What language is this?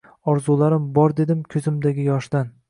Uzbek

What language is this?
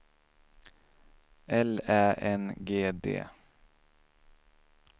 Swedish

